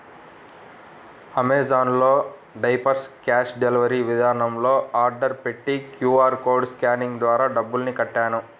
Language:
Telugu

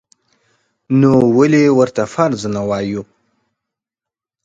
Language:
Pashto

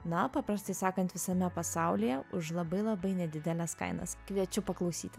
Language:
Lithuanian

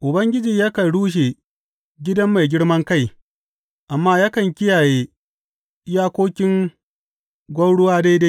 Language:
Hausa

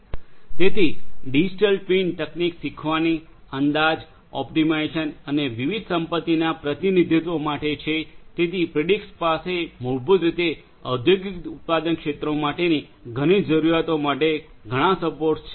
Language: Gujarati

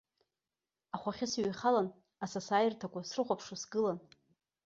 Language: Abkhazian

